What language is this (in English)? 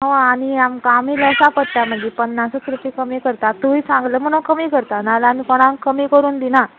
Konkani